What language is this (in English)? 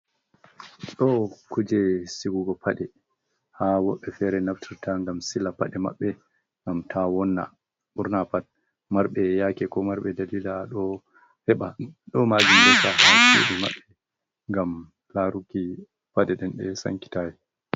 Fula